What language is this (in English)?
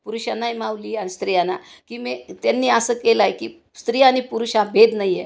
Marathi